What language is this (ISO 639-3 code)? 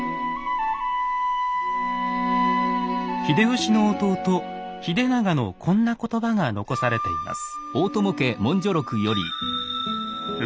jpn